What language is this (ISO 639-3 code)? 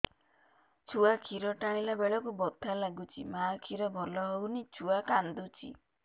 ori